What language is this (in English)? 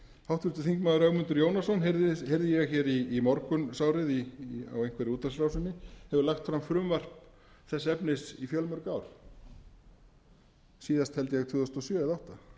Icelandic